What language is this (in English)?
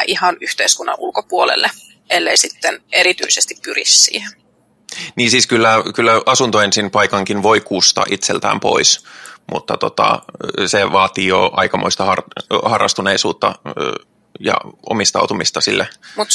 Finnish